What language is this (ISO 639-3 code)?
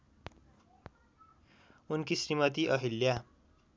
nep